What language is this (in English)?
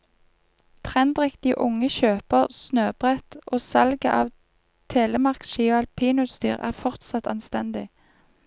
Norwegian